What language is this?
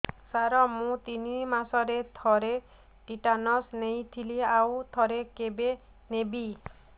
Odia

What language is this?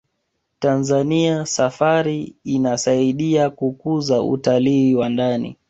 Swahili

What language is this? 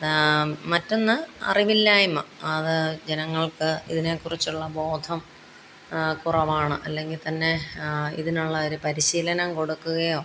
Malayalam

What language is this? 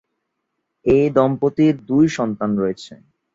Bangla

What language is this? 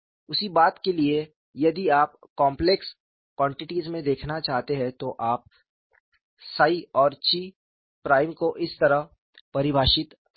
Hindi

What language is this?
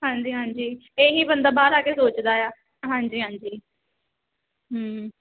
Punjabi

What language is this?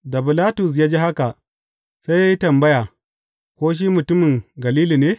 Hausa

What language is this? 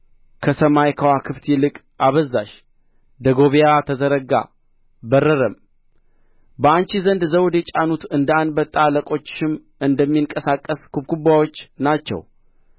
Amharic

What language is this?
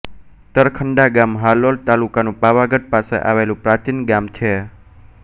Gujarati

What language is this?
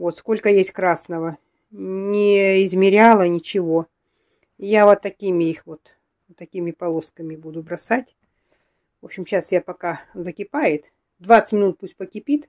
Russian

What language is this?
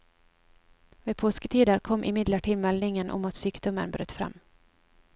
Norwegian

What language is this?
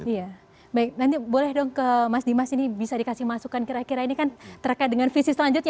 Indonesian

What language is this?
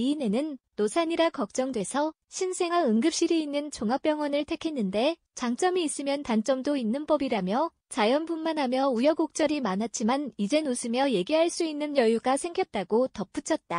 Korean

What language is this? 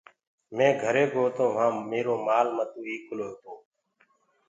Gurgula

